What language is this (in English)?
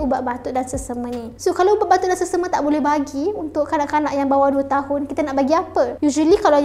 Malay